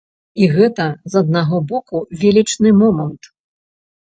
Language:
Belarusian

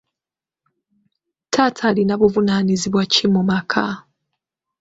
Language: Ganda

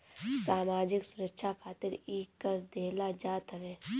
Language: Bhojpuri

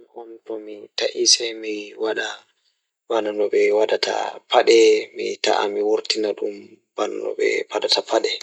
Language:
Fula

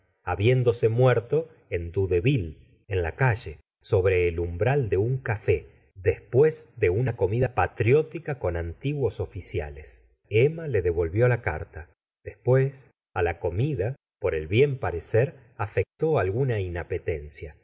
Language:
Spanish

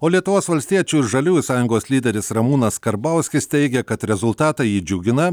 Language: Lithuanian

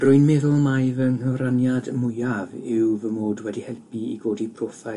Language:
Welsh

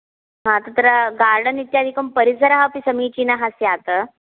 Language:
Sanskrit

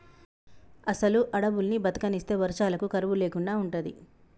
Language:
Telugu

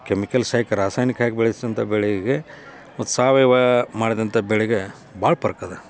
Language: Kannada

